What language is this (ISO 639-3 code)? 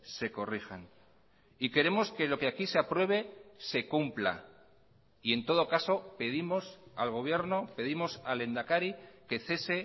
spa